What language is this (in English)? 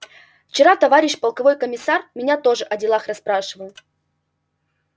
Russian